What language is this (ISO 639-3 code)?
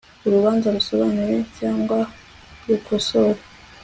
kin